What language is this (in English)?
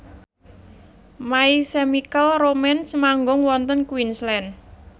Javanese